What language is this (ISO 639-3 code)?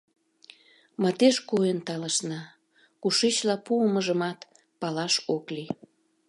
chm